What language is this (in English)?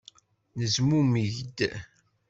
Kabyle